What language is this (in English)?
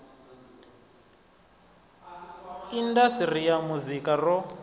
Venda